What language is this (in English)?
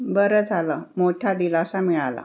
Marathi